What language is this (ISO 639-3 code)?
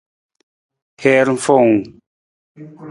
nmz